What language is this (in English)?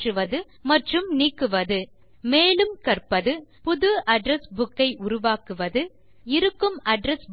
Tamil